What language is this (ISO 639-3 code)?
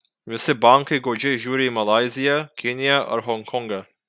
lit